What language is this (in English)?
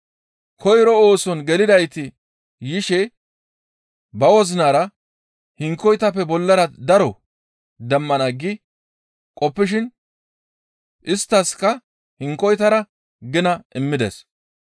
Gamo